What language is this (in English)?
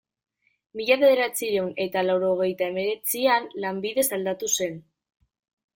Basque